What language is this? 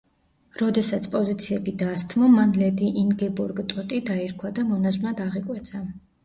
Georgian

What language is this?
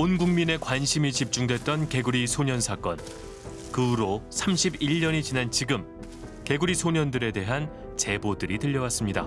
Korean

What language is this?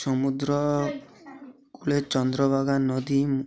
Odia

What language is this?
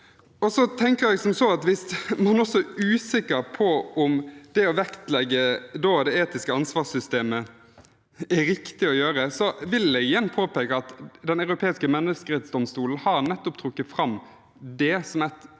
Norwegian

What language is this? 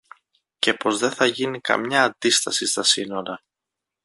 Greek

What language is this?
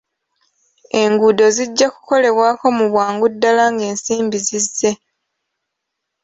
Ganda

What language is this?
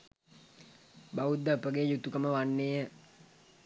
Sinhala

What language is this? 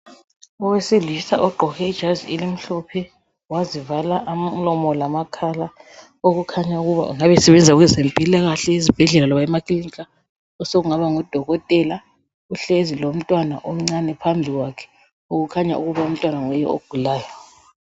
North Ndebele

